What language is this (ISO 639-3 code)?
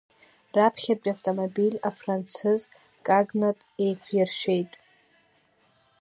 abk